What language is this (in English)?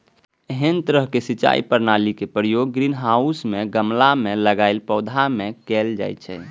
Maithili